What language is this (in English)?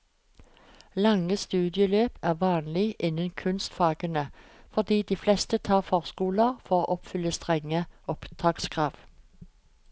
Norwegian